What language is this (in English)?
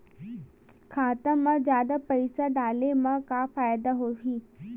Chhattisgarhi